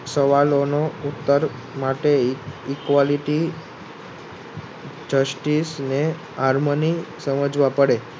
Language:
Gujarati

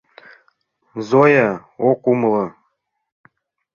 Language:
Mari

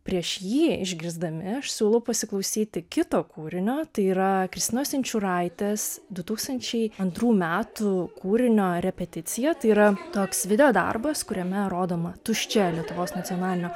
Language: Lithuanian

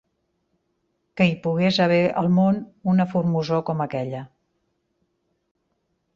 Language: Catalan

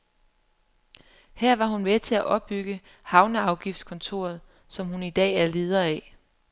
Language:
Danish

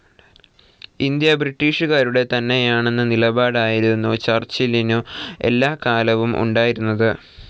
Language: Malayalam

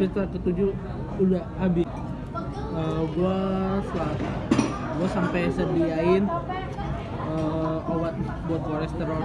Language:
Indonesian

